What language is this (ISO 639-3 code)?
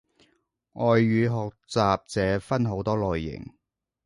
yue